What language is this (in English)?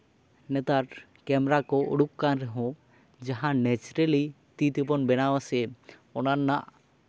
Santali